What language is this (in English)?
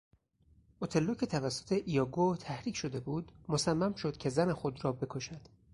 Persian